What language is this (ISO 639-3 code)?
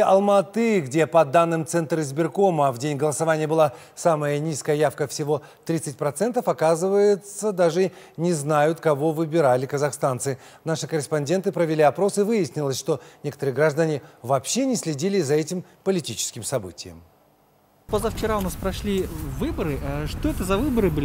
rus